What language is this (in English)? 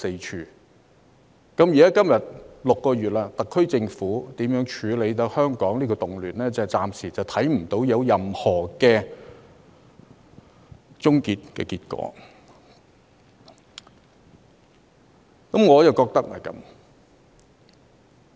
Cantonese